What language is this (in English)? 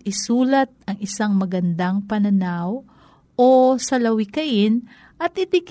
Filipino